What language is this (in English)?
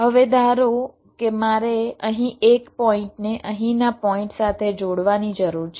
Gujarati